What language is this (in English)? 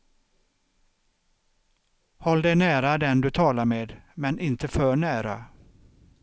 Swedish